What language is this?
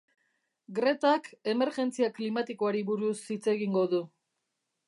Basque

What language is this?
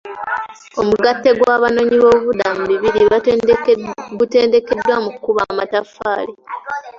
Ganda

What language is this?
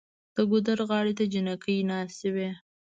Pashto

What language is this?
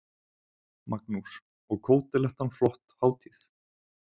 Icelandic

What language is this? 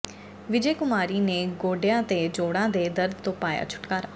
Punjabi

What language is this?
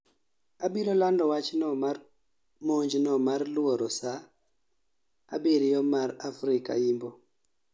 Luo (Kenya and Tanzania)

